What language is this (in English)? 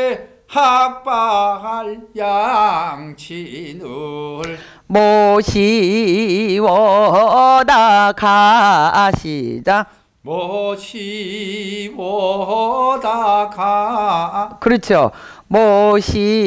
Korean